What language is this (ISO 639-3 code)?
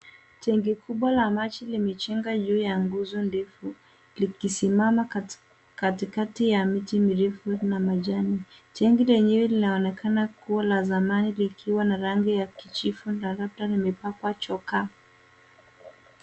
swa